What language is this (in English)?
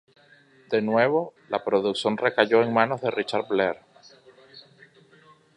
Spanish